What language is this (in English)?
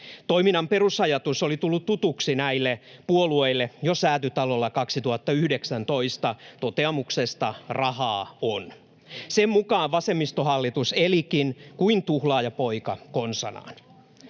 Finnish